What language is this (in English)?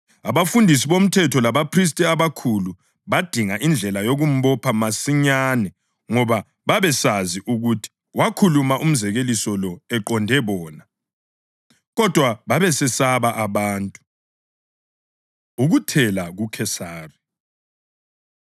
North Ndebele